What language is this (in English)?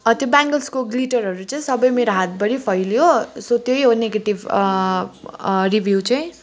Nepali